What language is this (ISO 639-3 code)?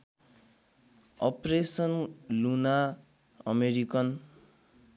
nep